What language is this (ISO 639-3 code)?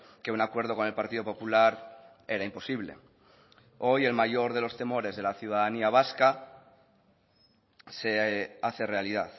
spa